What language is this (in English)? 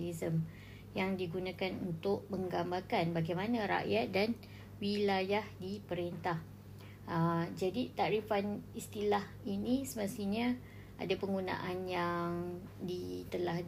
Malay